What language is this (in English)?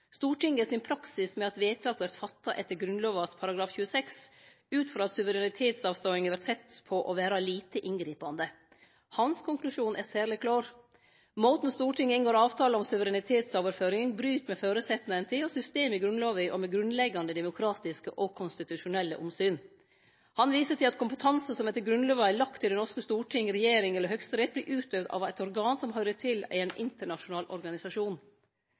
Norwegian Nynorsk